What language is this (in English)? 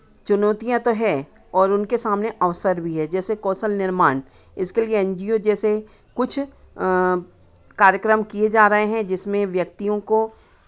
Hindi